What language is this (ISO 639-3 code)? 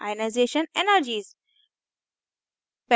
hin